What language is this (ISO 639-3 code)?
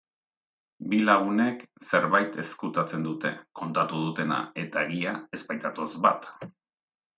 eus